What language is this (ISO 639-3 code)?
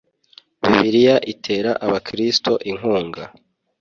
kin